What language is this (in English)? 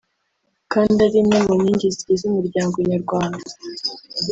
Kinyarwanda